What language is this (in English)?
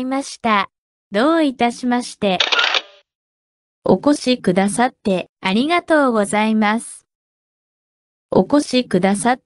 Japanese